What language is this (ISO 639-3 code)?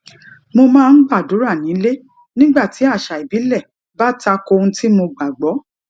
yor